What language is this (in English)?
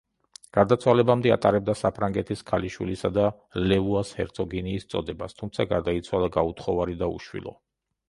Georgian